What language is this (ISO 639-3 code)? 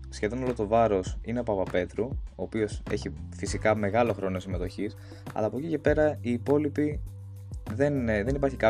ell